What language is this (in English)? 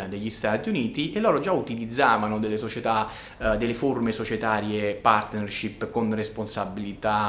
Italian